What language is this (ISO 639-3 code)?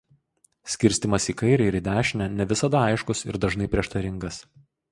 lit